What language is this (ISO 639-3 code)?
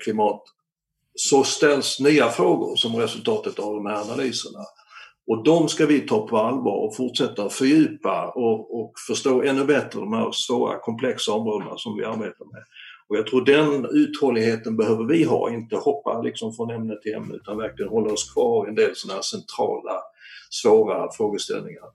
swe